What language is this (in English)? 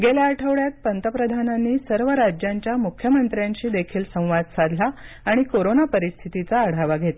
Marathi